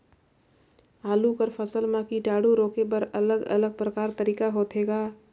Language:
Chhattisgarhi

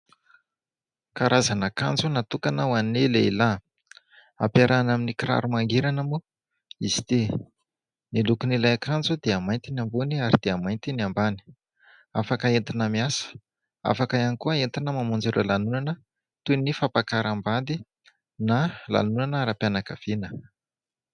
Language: Malagasy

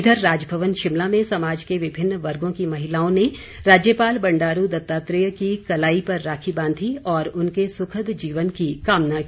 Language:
Hindi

